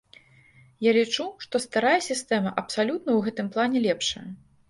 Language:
Belarusian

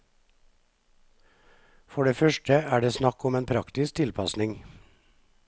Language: Norwegian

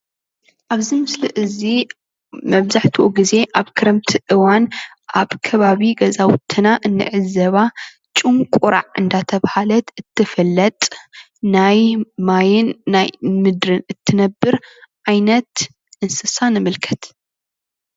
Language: Tigrinya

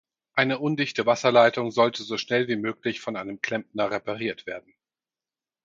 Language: German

